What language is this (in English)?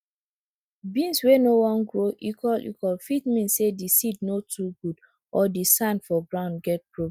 Nigerian Pidgin